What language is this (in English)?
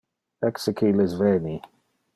Interlingua